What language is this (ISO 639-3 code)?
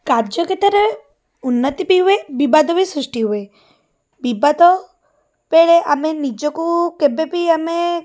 ori